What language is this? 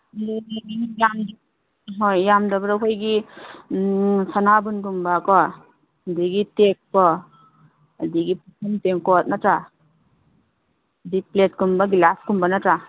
Manipuri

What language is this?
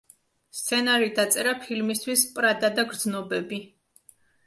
Georgian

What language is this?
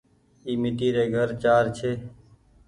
Goaria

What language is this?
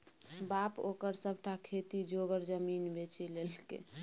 Maithili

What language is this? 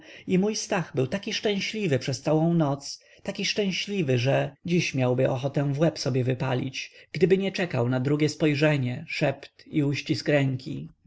Polish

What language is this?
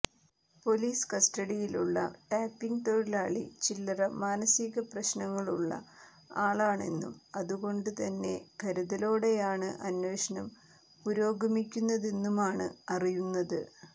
Malayalam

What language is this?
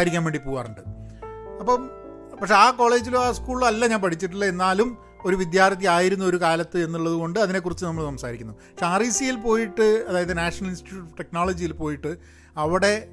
Malayalam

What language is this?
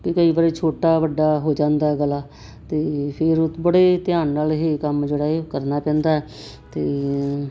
Punjabi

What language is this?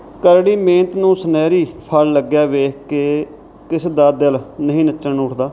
Punjabi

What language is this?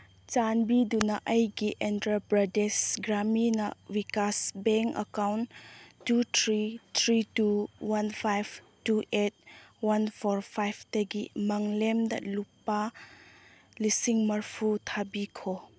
Manipuri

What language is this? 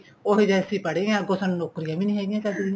Punjabi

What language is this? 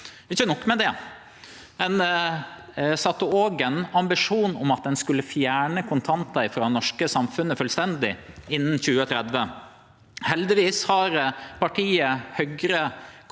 Norwegian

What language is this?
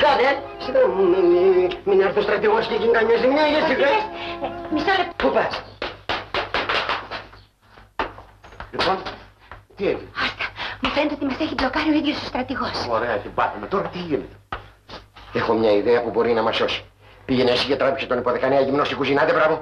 Greek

